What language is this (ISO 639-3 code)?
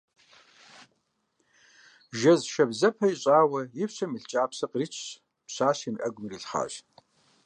kbd